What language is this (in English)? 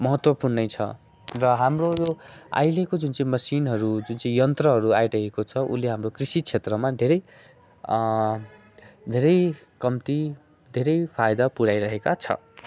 Nepali